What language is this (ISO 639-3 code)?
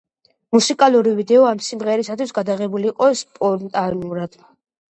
kat